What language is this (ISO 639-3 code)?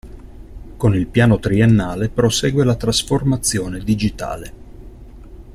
ita